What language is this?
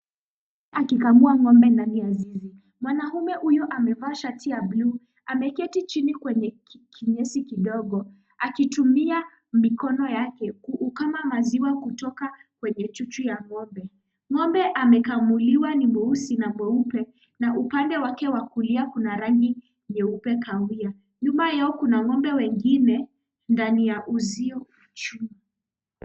Swahili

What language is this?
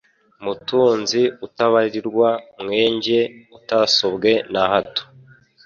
Kinyarwanda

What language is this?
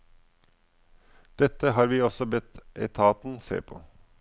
Norwegian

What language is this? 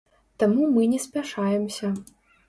Belarusian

